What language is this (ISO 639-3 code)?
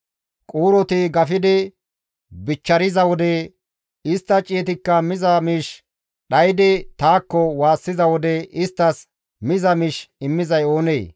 gmv